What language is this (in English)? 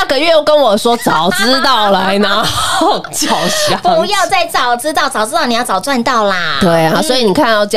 Chinese